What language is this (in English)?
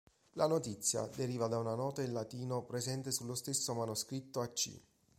Italian